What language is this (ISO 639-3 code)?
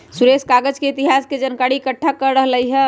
mag